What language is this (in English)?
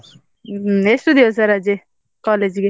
Kannada